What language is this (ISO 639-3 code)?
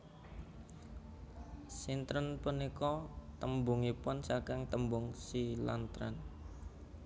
jav